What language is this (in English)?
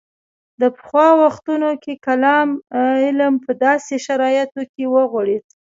Pashto